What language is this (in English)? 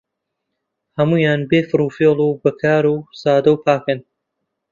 Central Kurdish